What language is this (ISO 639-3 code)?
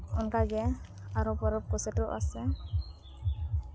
sat